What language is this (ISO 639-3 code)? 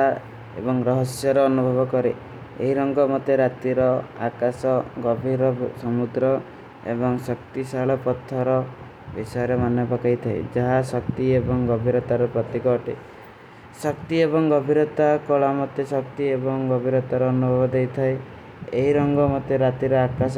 uki